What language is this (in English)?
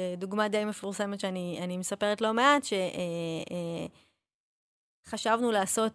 Hebrew